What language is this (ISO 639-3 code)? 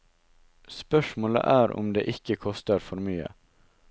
nor